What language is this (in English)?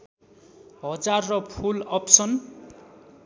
Nepali